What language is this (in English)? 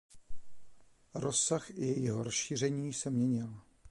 Czech